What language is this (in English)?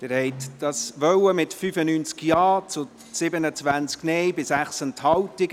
Swiss German